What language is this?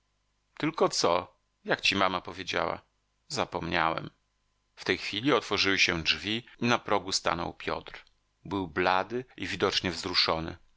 Polish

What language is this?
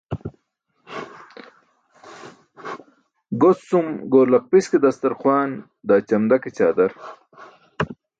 Burushaski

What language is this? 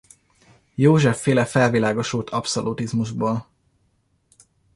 Hungarian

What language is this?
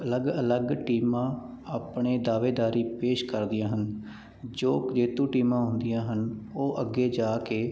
Punjabi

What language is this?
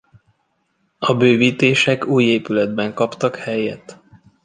Hungarian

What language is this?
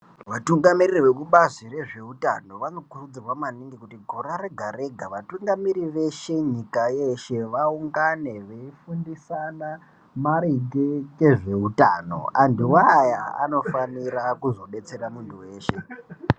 Ndau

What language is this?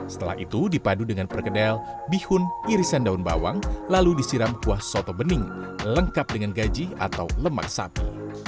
Indonesian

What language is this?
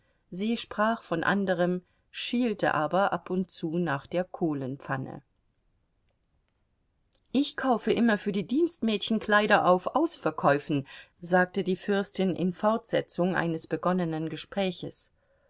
German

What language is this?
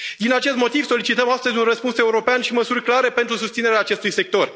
Romanian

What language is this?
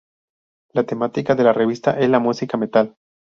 Spanish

